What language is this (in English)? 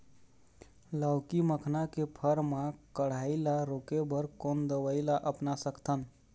Chhattisgarhi